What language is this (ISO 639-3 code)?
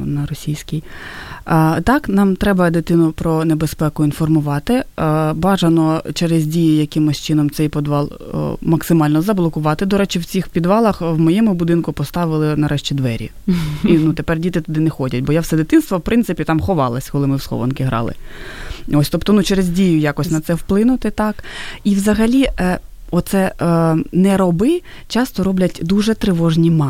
ukr